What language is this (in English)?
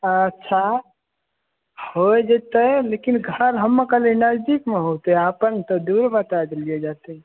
Maithili